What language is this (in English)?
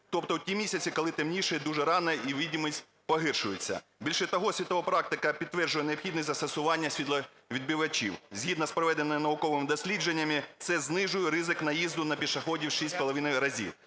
Ukrainian